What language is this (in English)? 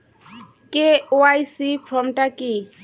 Bangla